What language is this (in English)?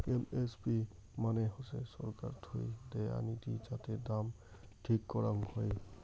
Bangla